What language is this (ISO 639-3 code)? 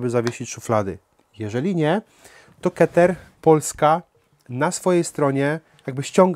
pol